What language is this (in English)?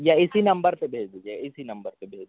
Urdu